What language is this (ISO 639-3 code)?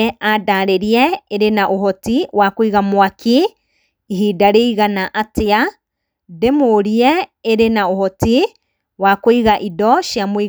kik